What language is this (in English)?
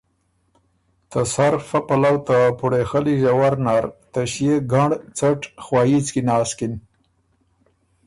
Ormuri